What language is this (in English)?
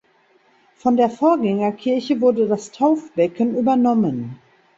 German